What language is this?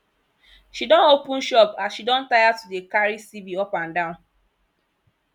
Nigerian Pidgin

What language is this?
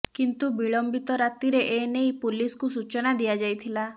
Odia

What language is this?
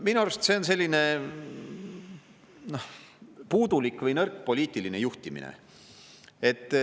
Estonian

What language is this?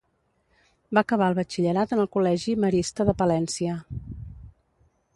Catalan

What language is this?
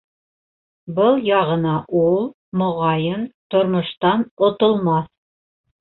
Bashkir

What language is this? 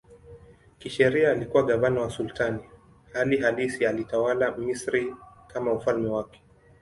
Swahili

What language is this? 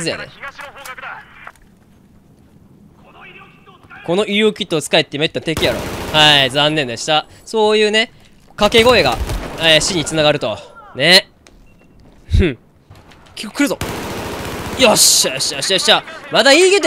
Japanese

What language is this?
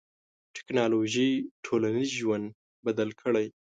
Pashto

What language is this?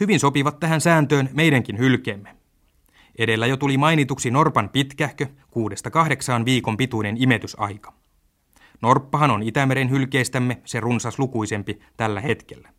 Finnish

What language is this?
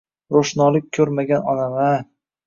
Uzbek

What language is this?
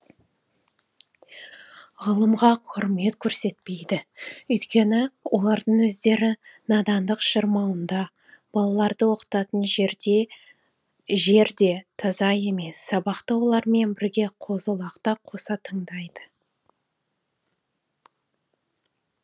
Kazakh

